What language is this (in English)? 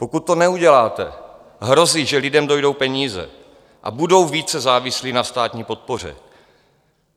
Czech